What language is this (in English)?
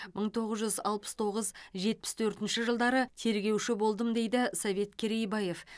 Kazakh